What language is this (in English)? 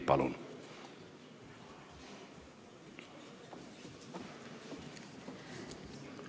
Estonian